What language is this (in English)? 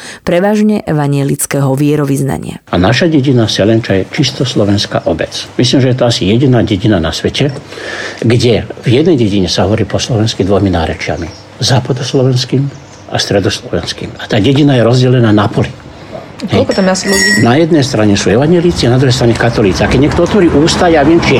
Slovak